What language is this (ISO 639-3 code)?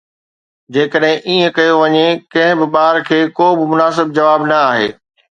snd